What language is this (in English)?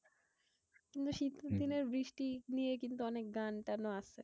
Bangla